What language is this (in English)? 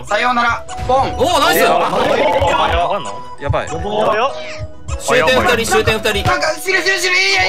Japanese